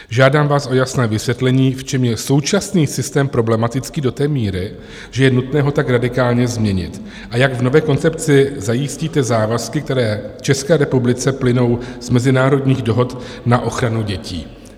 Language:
Czech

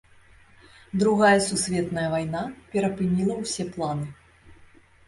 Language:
Belarusian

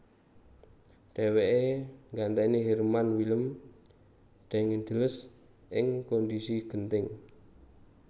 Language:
Javanese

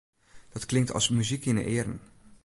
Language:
Western Frisian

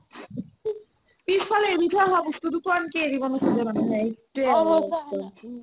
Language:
Assamese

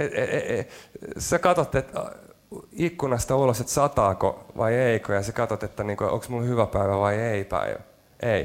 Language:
Finnish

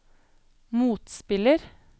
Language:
Norwegian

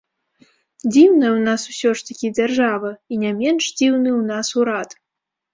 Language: Belarusian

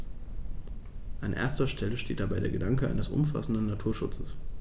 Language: German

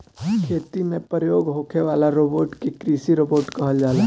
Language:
Bhojpuri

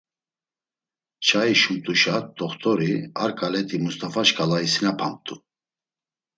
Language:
Laz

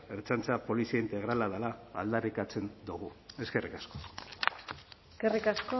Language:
Basque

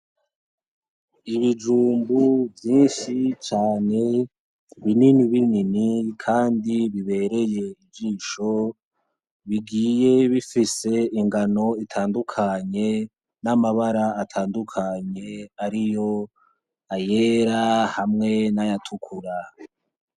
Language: Rundi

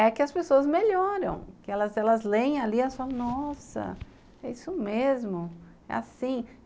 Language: Portuguese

